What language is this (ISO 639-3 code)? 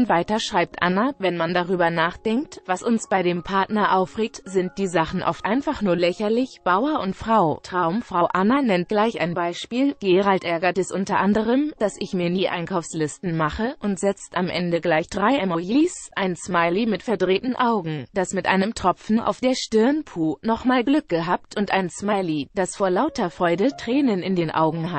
deu